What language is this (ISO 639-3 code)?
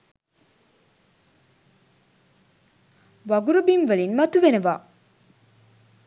sin